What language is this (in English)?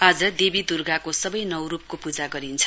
Nepali